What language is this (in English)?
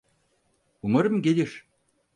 Turkish